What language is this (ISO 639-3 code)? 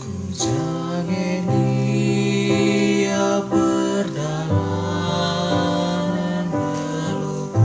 ind